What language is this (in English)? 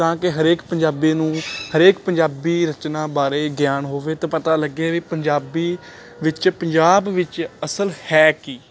Punjabi